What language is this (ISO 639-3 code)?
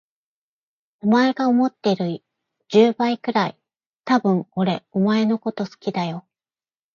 jpn